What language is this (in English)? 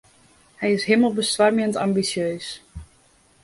Western Frisian